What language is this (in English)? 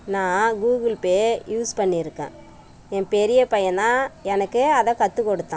Tamil